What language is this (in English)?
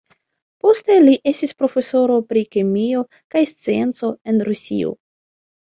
Esperanto